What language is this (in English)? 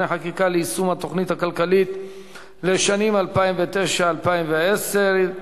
Hebrew